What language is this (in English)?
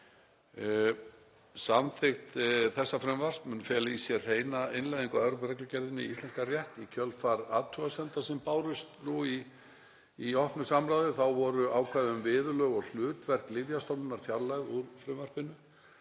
Icelandic